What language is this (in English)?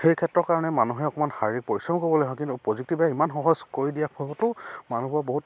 Assamese